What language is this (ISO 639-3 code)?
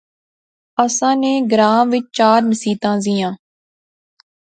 phr